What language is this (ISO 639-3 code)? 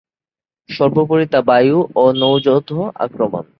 ben